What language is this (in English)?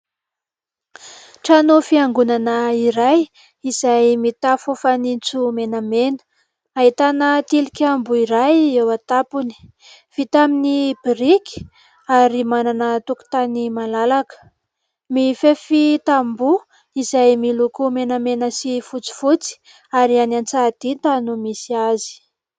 Malagasy